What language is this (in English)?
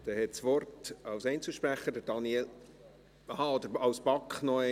Swiss German